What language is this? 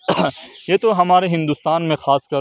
Urdu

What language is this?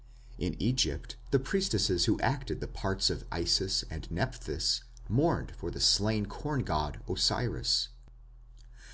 English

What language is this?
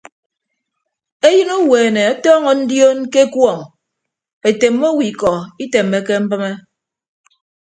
Ibibio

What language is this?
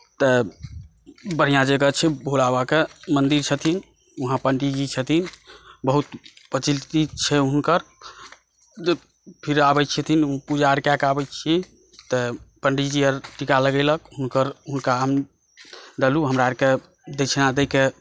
Maithili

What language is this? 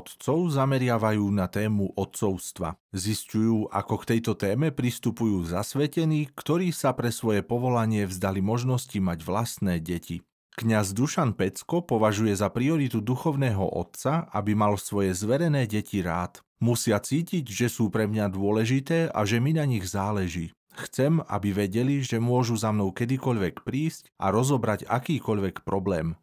Slovak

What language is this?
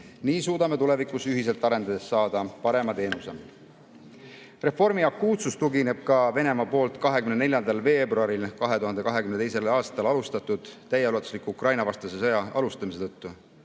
Estonian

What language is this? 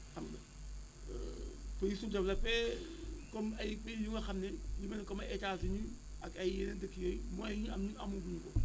Wolof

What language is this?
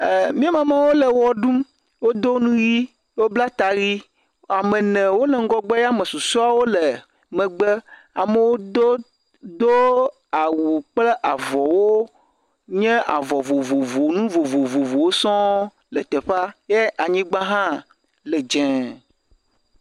Ewe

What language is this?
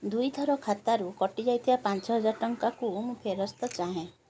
Odia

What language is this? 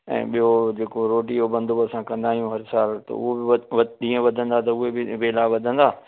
Sindhi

